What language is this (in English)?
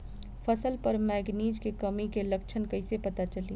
Bhojpuri